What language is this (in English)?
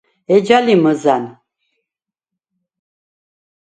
Svan